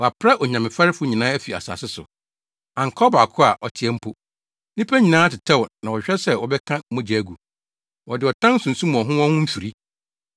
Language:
Akan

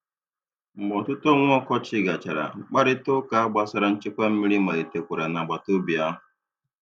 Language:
Igbo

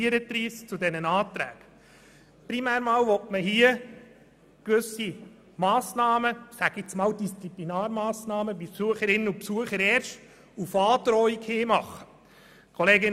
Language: Swiss German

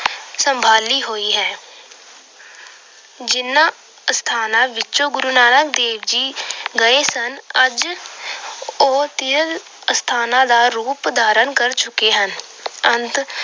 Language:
Punjabi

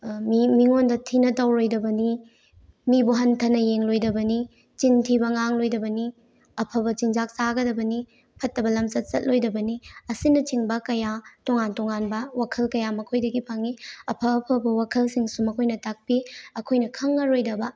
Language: Manipuri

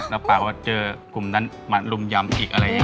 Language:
Thai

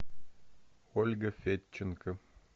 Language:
Russian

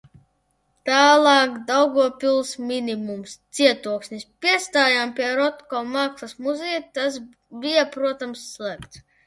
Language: Latvian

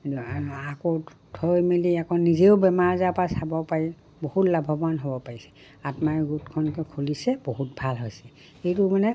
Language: Assamese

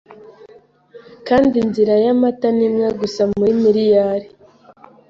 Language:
Kinyarwanda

